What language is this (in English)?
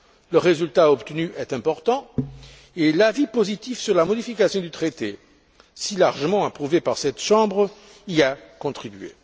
French